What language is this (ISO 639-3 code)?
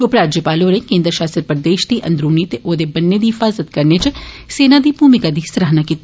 doi